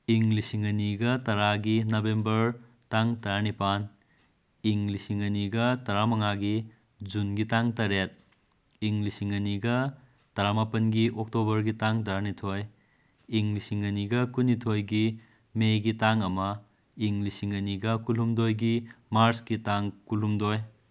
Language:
Manipuri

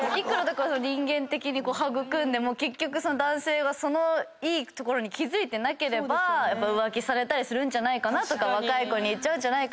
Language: Japanese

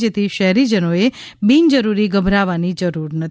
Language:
Gujarati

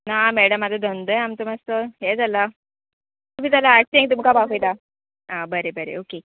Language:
Konkani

